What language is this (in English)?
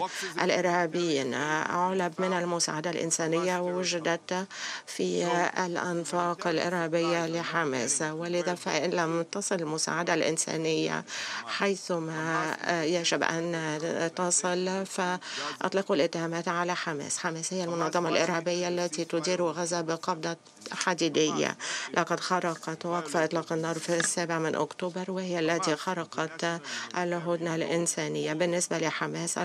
Arabic